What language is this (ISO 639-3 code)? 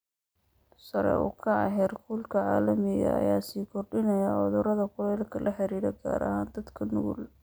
som